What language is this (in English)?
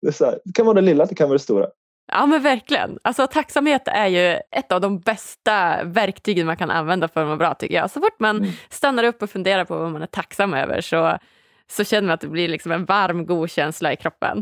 Swedish